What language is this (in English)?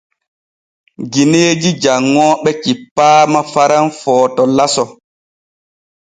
Borgu Fulfulde